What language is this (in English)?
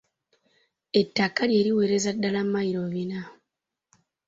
Ganda